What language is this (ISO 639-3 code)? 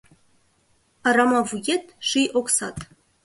chm